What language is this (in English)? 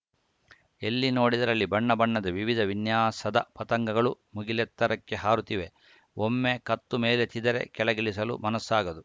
Kannada